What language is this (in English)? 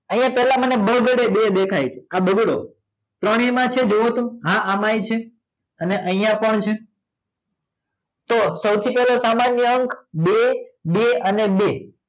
Gujarati